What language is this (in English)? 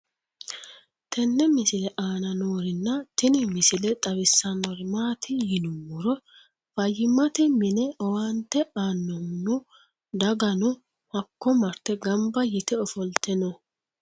Sidamo